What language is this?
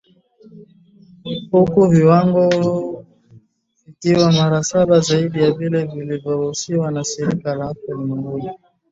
Swahili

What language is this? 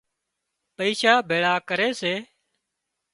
Wadiyara Koli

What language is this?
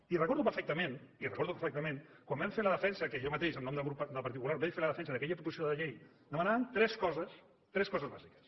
Catalan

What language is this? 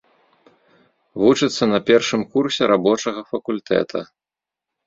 Belarusian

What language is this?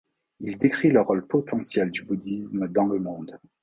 French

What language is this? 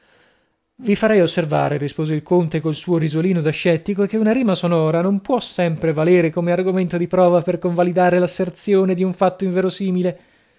Italian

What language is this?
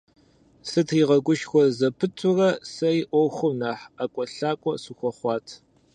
Kabardian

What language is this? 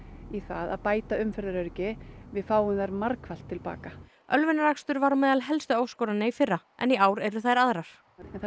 Icelandic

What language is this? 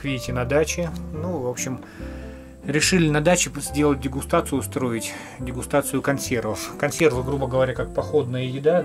Russian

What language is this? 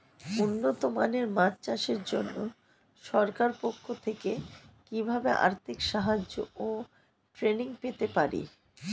Bangla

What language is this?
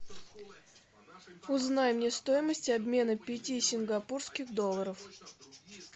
Russian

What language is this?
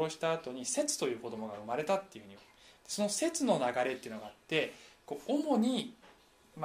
Japanese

